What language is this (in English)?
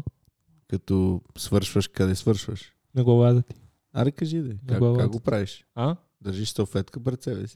Bulgarian